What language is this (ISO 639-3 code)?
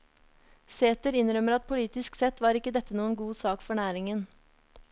nor